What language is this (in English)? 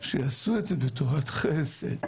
Hebrew